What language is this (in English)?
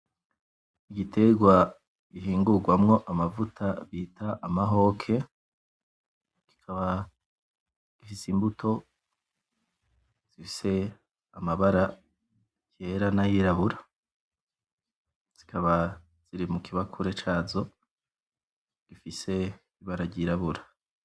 Rundi